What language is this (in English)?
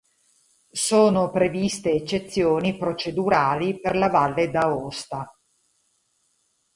Italian